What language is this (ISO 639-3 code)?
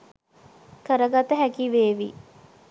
sin